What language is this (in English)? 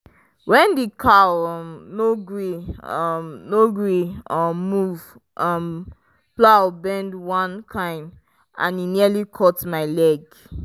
Nigerian Pidgin